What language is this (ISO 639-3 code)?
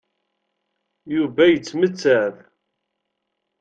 kab